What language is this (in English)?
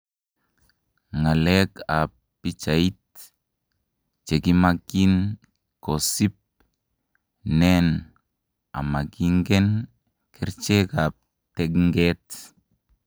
Kalenjin